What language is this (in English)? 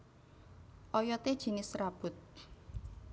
Javanese